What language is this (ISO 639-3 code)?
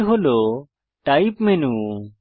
ben